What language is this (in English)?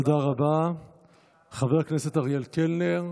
Hebrew